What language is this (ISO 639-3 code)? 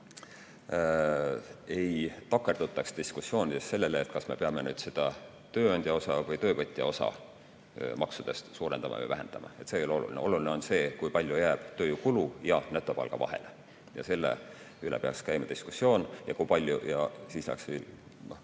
est